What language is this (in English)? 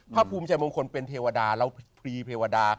Thai